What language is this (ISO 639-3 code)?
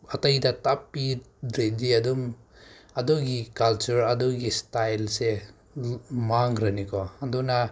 mni